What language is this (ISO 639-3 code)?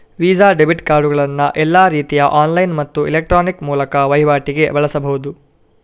kan